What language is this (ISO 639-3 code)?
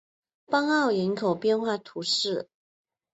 zho